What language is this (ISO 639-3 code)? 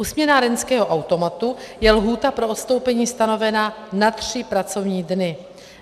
ces